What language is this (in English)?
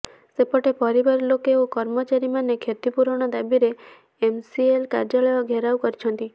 Odia